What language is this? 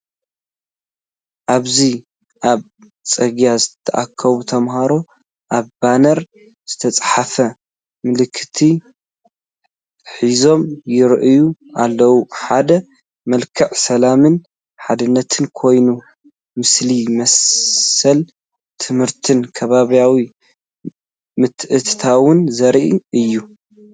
Tigrinya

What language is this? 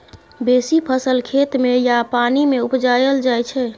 Maithili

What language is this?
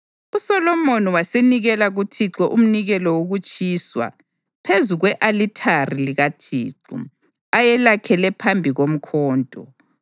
North Ndebele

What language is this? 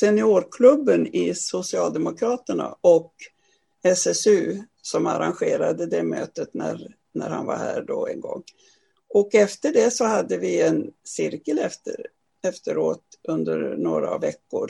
Swedish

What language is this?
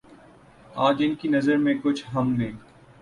Urdu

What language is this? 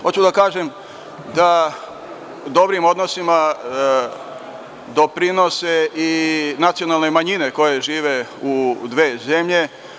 Serbian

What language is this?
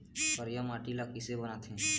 Chhattisgarhi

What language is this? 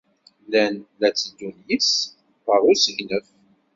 Kabyle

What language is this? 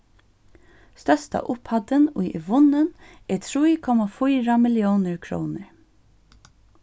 Faroese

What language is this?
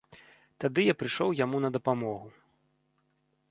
Belarusian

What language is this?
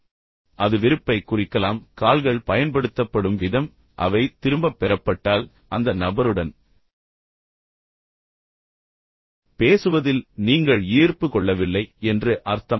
Tamil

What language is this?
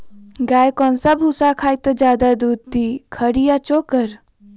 Magahi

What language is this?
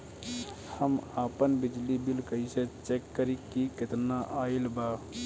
Bhojpuri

